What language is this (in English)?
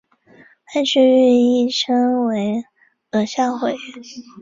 Chinese